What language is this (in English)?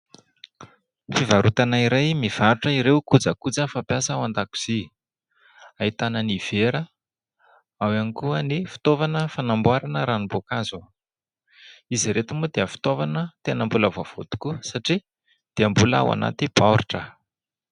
Malagasy